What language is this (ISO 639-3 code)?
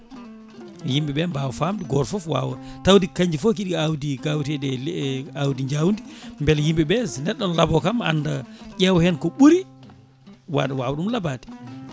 ful